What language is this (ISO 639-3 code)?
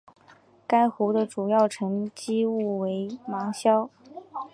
zho